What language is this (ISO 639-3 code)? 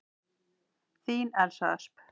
isl